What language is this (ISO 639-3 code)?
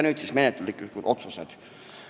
est